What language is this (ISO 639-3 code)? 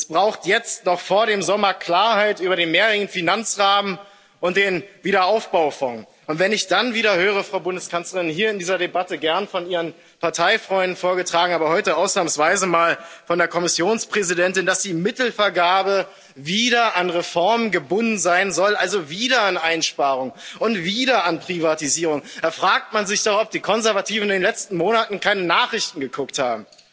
deu